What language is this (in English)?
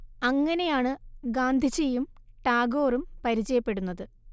Malayalam